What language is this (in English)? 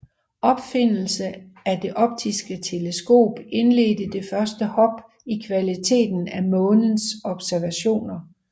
Danish